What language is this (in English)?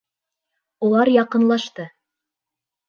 Bashkir